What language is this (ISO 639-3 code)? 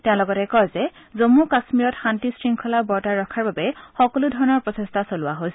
asm